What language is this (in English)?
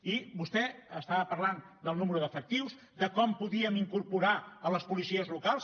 Catalan